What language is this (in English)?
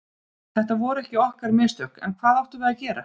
Icelandic